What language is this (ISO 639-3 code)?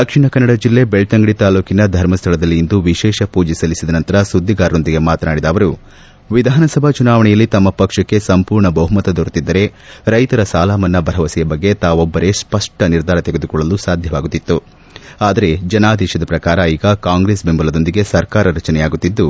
kan